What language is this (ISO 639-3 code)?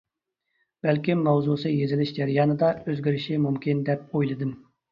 uig